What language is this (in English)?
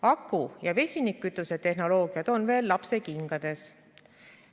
Estonian